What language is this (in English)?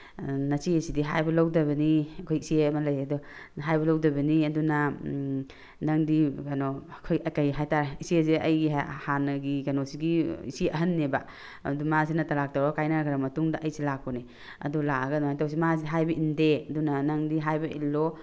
Manipuri